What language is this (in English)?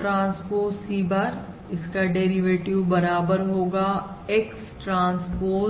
Hindi